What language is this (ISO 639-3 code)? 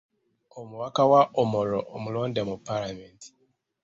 lug